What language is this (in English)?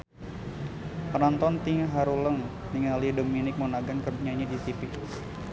Sundanese